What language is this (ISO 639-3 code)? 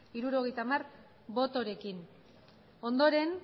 eus